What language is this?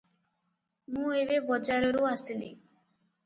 Odia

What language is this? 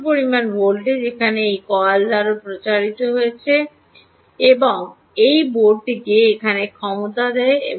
Bangla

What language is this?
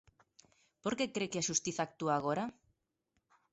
Galician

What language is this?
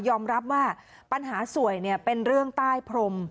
Thai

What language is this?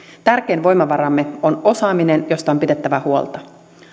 Finnish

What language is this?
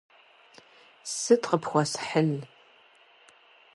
Kabardian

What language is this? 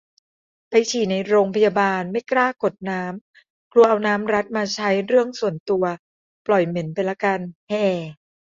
Thai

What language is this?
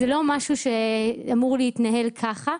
Hebrew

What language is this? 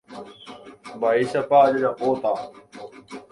Guarani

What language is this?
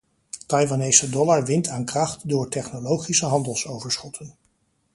Dutch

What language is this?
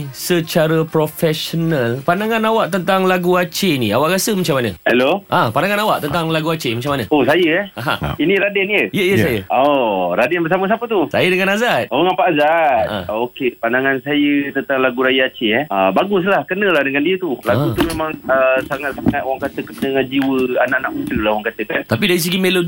Malay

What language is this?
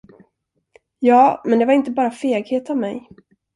Swedish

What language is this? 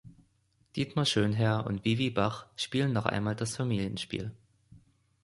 German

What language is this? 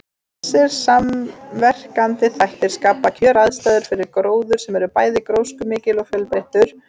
Icelandic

